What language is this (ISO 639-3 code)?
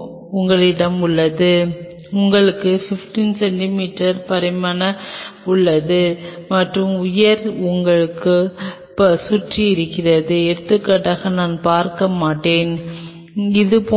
tam